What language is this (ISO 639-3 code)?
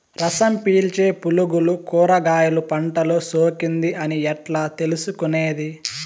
tel